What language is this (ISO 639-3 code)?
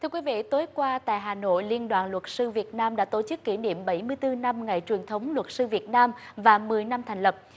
vie